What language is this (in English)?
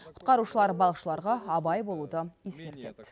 Kazakh